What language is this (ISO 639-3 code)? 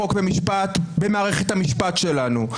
heb